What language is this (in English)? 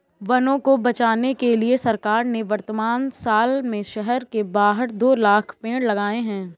Hindi